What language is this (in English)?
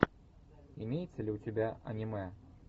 Russian